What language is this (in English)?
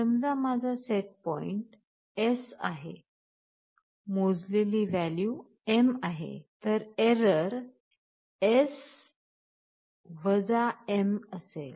Marathi